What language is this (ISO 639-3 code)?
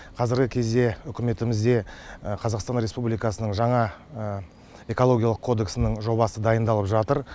kaz